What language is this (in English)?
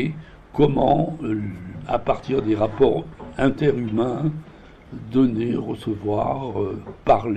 French